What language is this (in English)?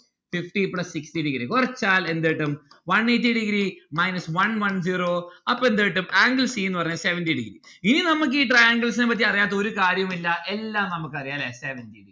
Malayalam